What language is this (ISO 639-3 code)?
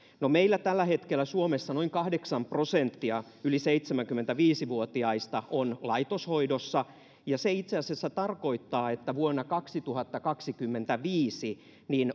fin